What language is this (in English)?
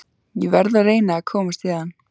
Icelandic